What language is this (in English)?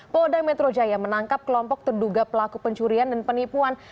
Indonesian